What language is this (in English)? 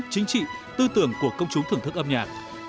Vietnamese